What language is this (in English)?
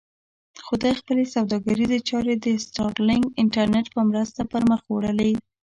Pashto